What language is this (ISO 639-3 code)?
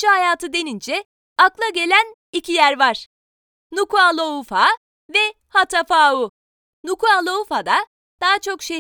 tur